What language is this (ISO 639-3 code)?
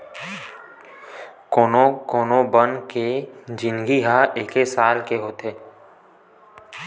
hne